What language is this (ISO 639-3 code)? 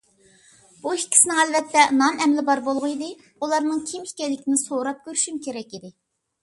uig